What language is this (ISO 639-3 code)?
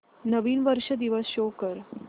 mar